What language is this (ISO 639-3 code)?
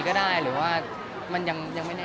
tha